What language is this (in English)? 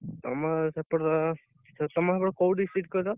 Odia